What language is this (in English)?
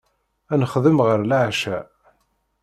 Kabyle